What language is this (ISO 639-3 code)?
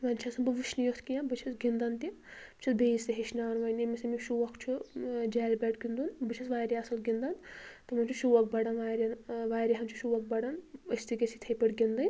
kas